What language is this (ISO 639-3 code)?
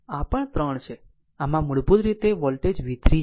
guj